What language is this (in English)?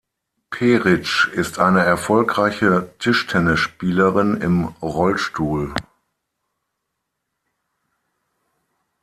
German